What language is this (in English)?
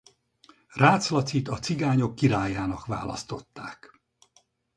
Hungarian